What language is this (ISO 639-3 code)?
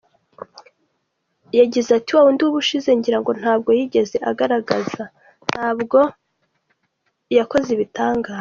kin